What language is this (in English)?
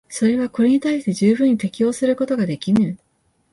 Japanese